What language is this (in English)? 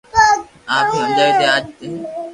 Loarki